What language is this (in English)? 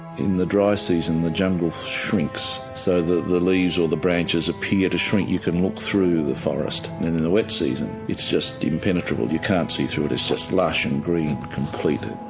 English